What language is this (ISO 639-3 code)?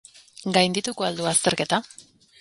eus